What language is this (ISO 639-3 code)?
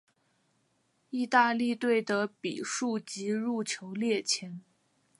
zho